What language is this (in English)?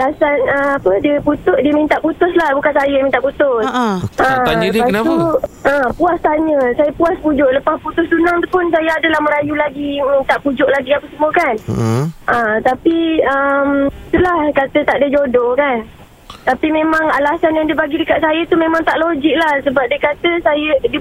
Malay